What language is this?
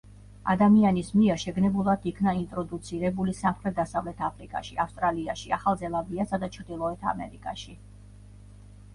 Georgian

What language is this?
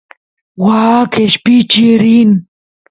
Santiago del Estero Quichua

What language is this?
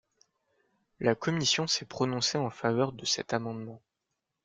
French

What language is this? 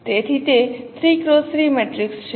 Gujarati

